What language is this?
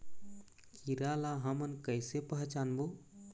Chhattisgarhi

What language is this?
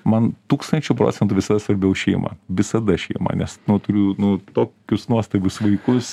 Lithuanian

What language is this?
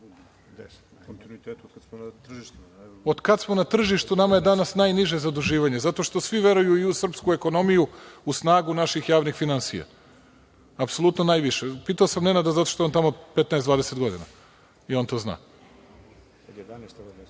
Serbian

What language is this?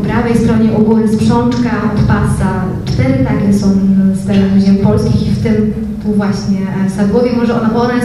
Polish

